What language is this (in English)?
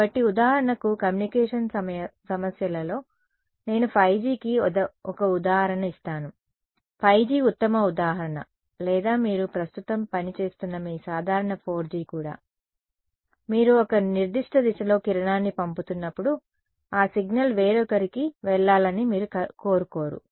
Telugu